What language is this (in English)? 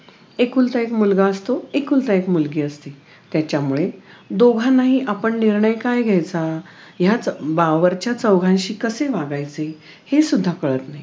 Marathi